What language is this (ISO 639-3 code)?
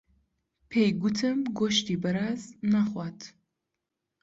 ckb